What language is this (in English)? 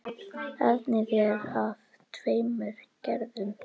Icelandic